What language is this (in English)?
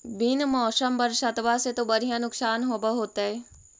Magahi